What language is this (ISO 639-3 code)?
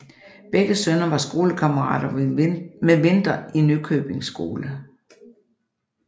dan